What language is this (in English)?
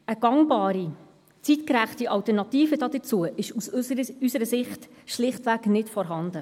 Swiss German